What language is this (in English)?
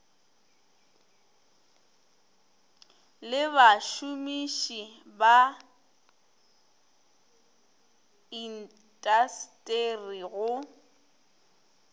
Northern Sotho